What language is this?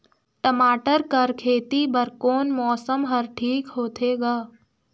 Chhattisgarhi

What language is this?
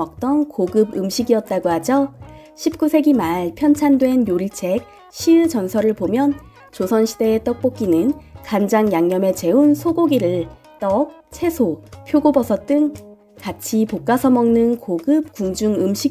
Korean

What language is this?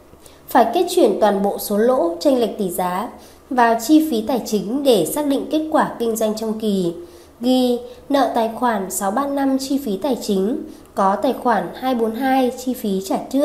Vietnamese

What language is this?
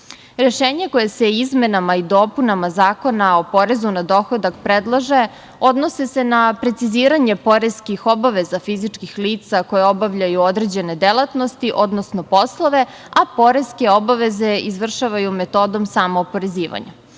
Serbian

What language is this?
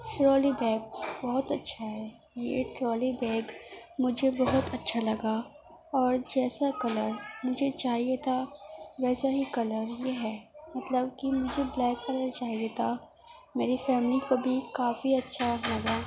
Urdu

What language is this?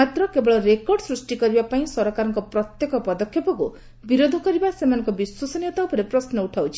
Odia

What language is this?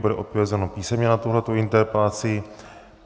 Czech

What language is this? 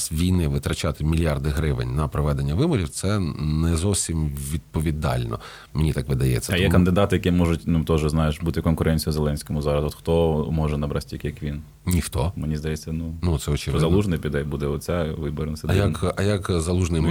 Ukrainian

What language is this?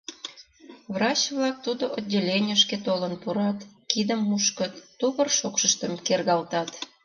Mari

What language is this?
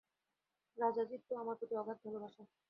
Bangla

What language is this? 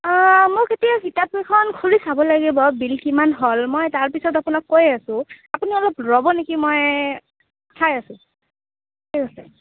Assamese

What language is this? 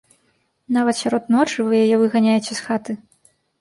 Belarusian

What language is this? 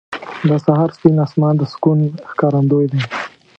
Pashto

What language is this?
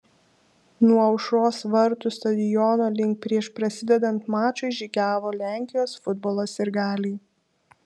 Lithuanian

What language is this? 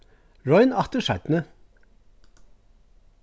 Faroese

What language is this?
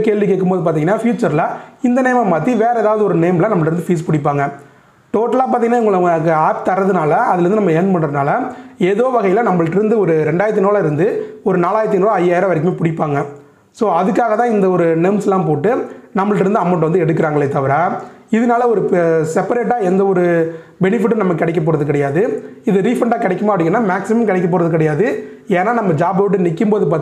Tamil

